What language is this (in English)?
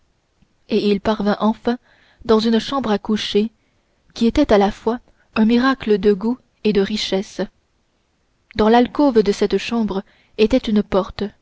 French